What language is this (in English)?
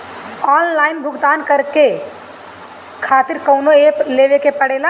Bhojpuri